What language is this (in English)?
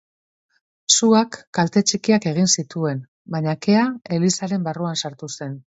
Basque